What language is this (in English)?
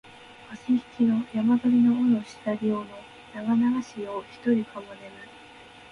Japanese